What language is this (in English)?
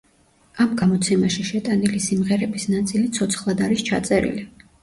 Georgian